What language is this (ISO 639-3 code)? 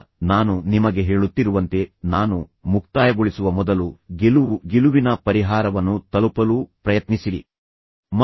kan